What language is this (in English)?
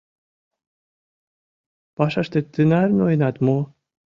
Mari